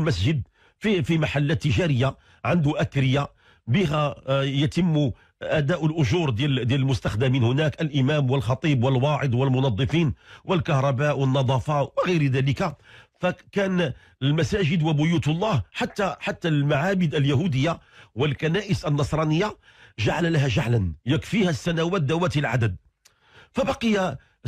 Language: Arabic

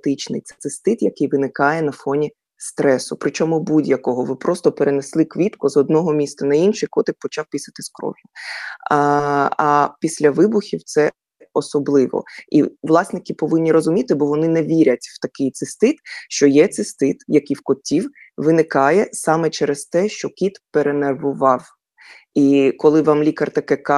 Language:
Ukrainian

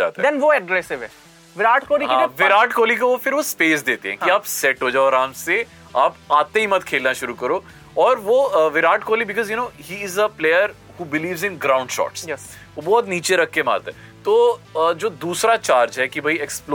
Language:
Hindi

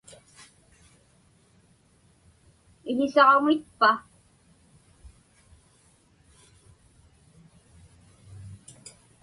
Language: Inupiaq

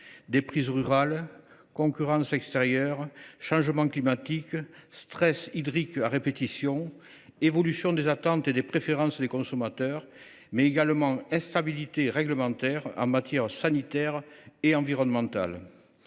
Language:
French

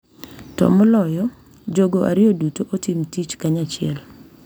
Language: Luo (Kenya and Tanzania)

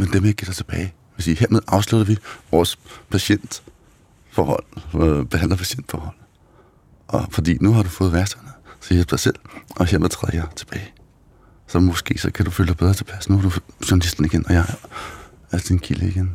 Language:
Danish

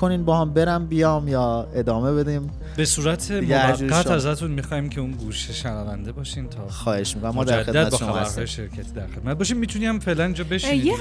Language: Persian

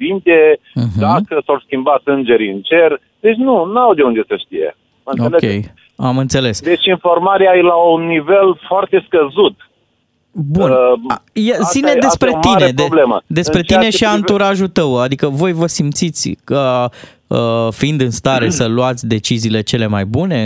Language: Romanian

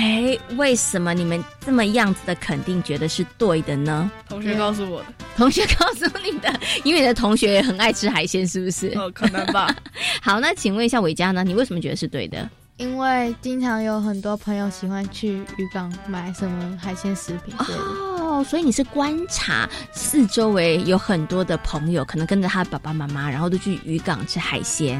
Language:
Chinese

